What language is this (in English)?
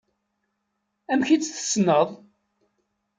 Kabyle